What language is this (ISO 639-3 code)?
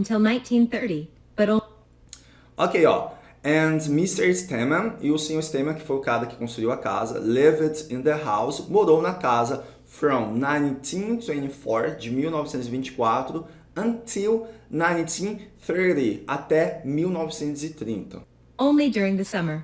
por